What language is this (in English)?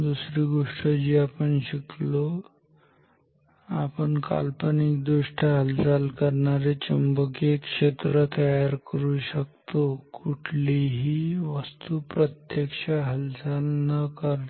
Marathi